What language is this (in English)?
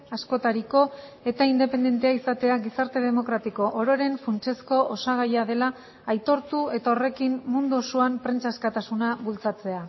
Basque